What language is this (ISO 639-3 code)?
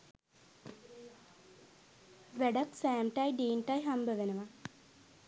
sin